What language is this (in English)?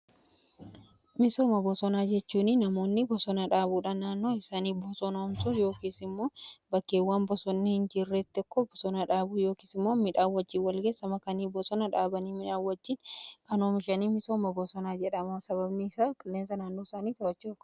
Oromo